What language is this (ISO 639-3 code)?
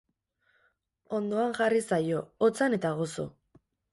eus